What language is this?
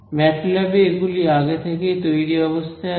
Bangla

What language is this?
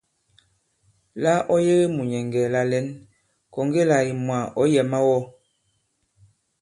Bankon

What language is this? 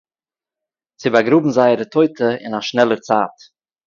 Yiddish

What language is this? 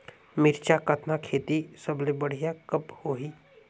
Chhattisgarhi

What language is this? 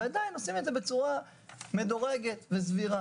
Hebrew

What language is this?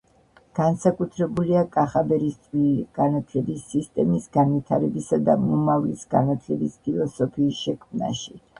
Georgian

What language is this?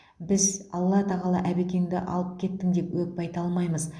Kazakh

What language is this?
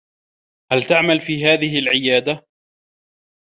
Arabic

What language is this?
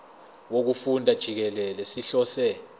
Zulu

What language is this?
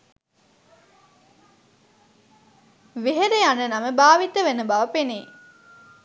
Sinhala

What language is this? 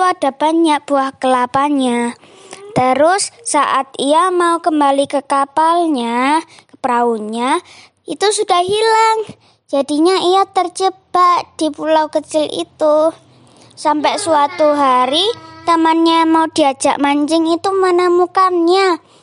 Indonesian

